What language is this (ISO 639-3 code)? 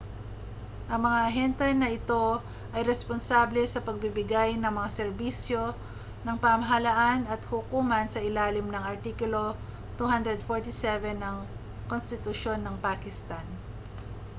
fil